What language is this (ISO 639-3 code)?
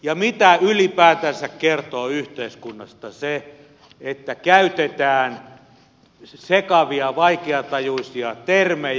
fin